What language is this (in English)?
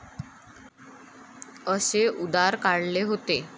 Marathi